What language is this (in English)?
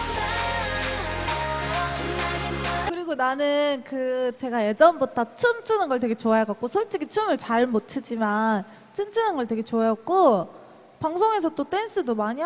Korean